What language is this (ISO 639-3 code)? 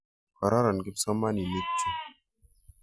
kln